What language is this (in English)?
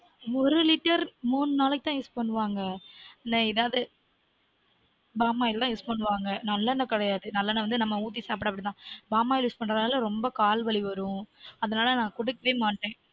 Tamil